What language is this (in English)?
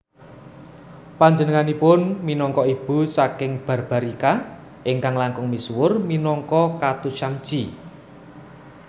Javanese